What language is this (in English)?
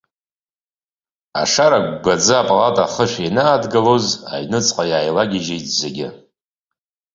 Abkhazian